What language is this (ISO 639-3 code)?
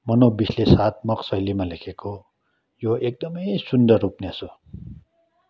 nep